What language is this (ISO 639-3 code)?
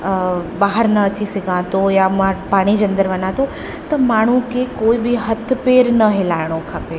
snd